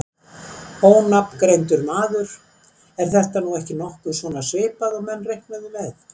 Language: Icelandic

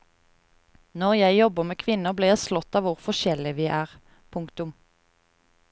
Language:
Norwegian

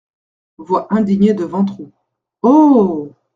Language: French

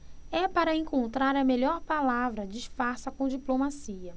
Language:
Portuguese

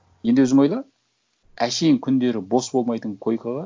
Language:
Kazakh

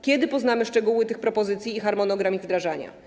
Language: Polish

